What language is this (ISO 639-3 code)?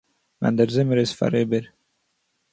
yid